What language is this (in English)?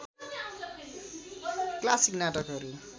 Nepali